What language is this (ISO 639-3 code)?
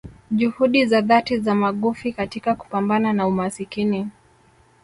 swa